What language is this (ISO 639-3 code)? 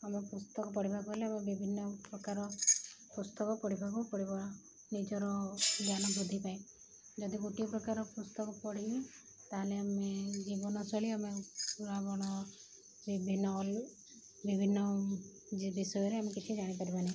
ori